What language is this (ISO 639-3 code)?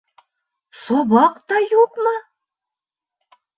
bak